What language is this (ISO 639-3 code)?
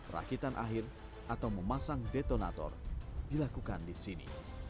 ind